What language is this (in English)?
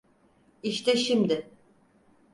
Turkish